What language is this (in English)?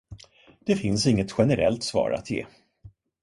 Swedish